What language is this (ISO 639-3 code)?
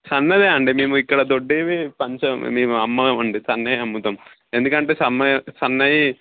tel